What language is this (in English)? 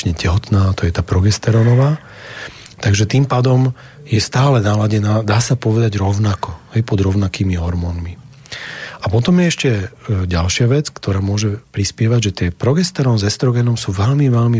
Slovak